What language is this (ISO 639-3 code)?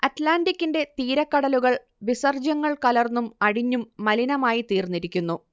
mal